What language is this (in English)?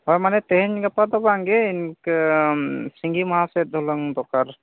Santali